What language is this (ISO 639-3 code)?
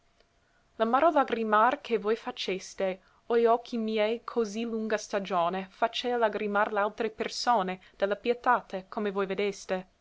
ita